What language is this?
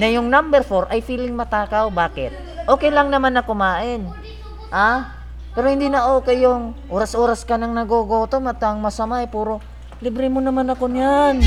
Filipino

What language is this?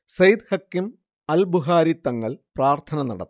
Malayalam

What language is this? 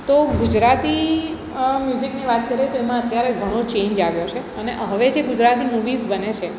Gujarati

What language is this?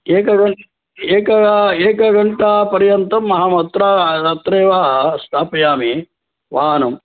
Sanskrit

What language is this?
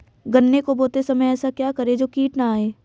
Hindi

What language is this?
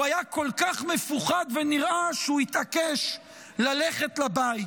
Hebrew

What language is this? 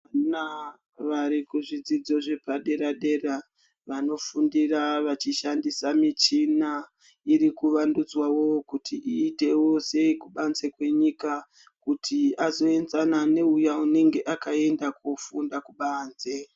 Ndau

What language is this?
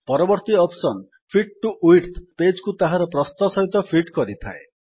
Odia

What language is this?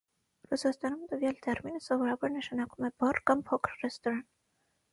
Armenian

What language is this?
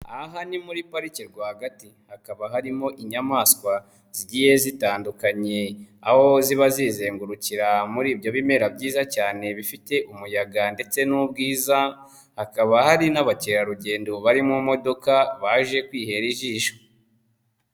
Kinyarwanda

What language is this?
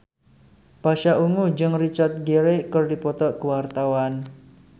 Sundanese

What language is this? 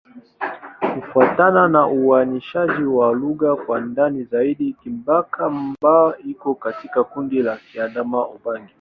Swahili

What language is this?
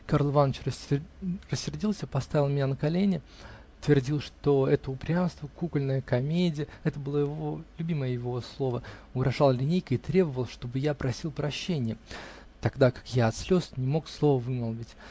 Russian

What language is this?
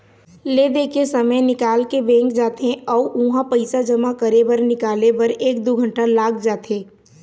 Chhattisgarhi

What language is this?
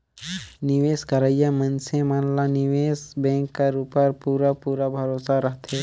Chhattisgarhi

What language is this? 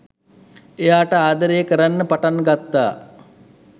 Sinhala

